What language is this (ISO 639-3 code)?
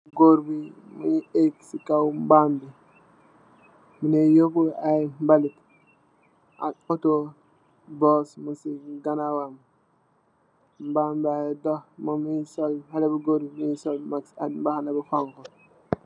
wol